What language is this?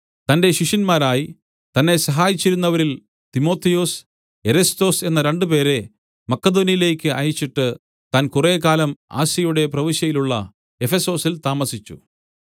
Malayalam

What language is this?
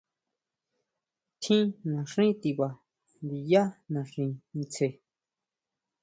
Huautla Mazatec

